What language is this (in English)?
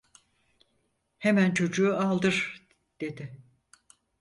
Turkish